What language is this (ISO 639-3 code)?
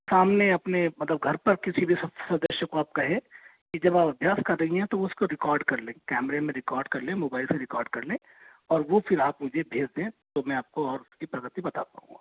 hin